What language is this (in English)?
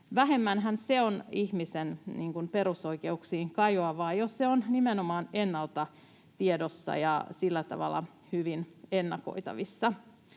Finnish